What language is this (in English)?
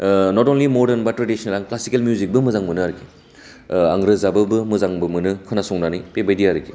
Bodo